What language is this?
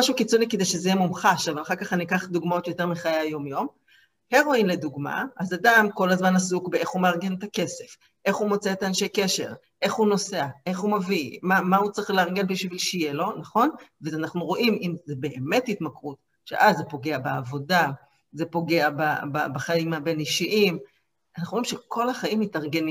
Hebrew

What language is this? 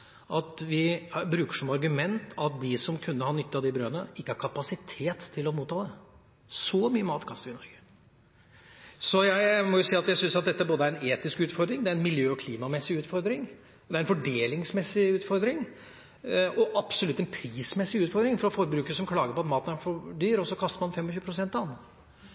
Norwegian Bokmål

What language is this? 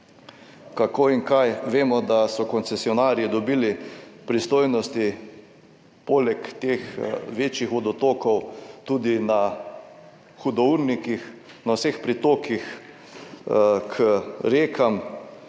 Slovenian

